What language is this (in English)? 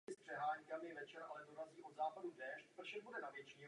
Czech